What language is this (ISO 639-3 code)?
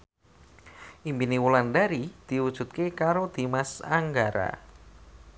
jav